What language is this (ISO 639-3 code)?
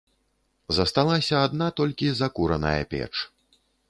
bel